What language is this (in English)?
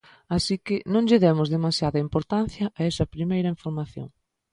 Galician